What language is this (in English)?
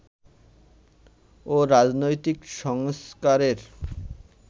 Bangla